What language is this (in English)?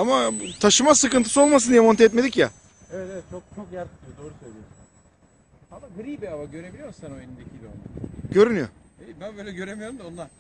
Turkish